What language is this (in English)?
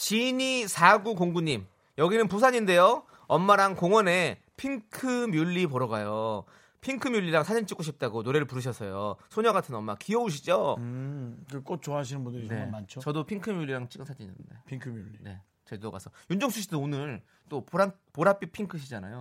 Korean